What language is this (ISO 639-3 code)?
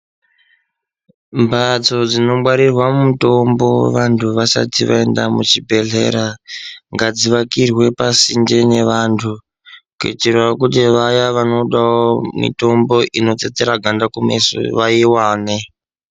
ndc